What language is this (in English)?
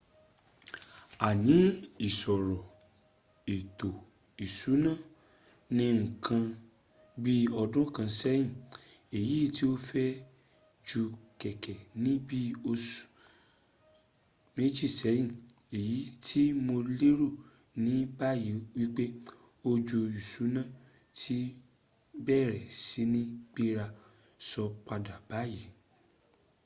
Yoruba